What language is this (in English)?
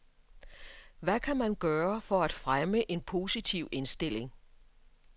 Danish